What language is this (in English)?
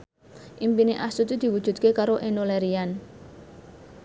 Javanese